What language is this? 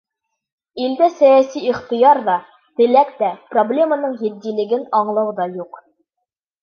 Bashkir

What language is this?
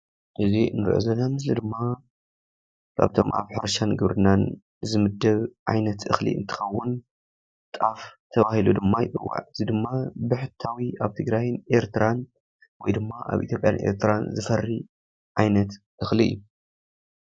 Tigrinya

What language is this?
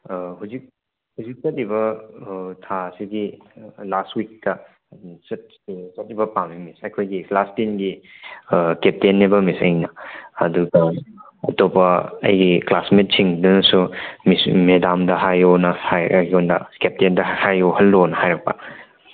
Manipuri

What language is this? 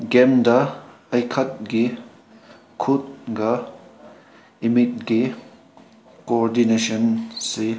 Manipuri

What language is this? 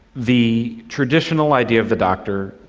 English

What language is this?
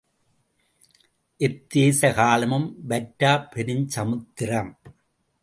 Tamil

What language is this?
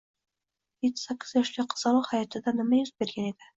Uzbek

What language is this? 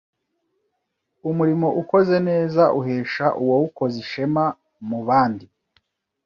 Kinyarwanda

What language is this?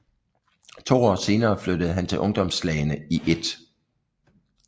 Danish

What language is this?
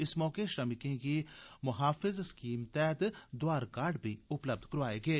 Dogri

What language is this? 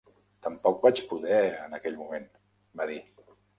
Catalan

